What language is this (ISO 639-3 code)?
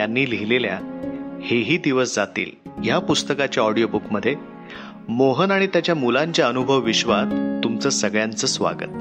mar